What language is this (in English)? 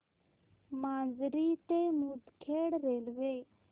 Marathi